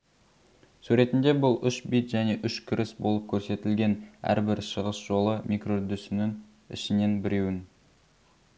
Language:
Kazakh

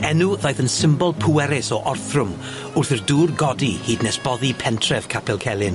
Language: Welsh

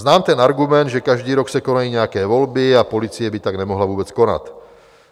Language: Czech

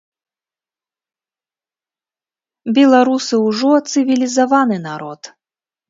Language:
Belarusian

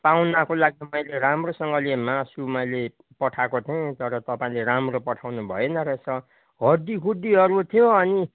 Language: Nepali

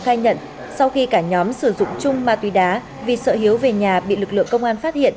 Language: Vietnamese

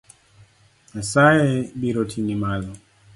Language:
Luo (Kenya and Tanzania)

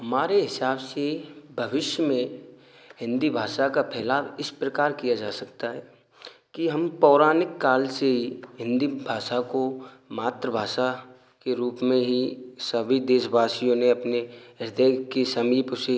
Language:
Hindi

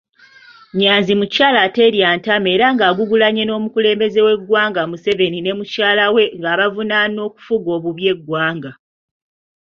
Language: Ganda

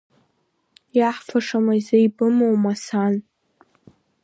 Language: Abkhazian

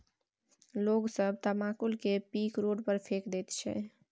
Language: Maithili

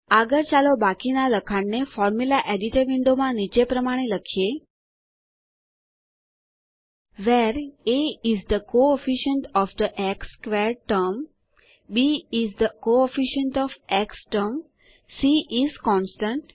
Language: Gujarati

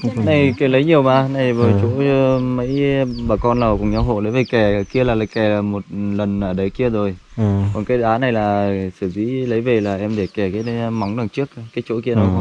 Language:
Vietnamese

